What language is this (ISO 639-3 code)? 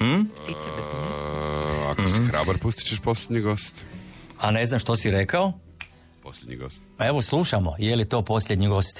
hrv